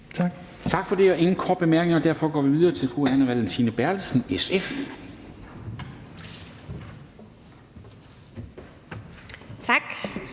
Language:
Danish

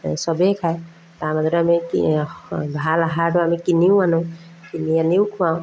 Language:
Assamese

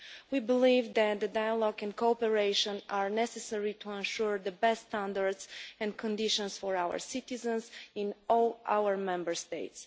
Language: English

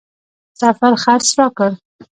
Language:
Pashto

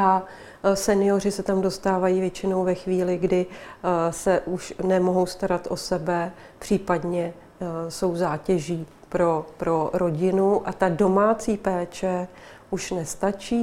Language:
Czech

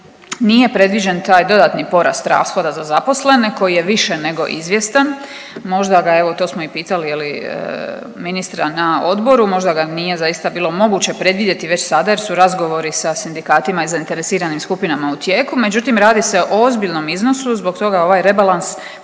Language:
Croatian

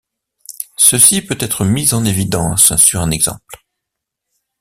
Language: French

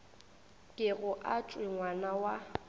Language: Northern Sotho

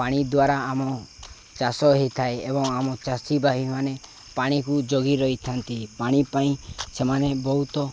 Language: Odia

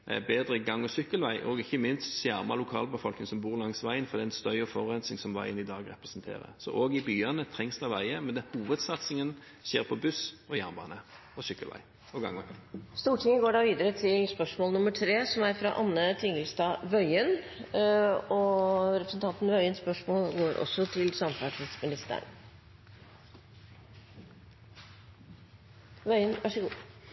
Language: Norwegian Bokmål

